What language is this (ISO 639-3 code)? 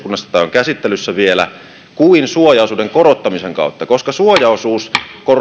fin